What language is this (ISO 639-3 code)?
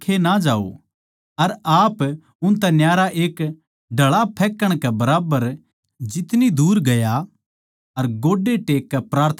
bgc